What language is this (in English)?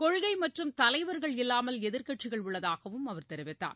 Tamil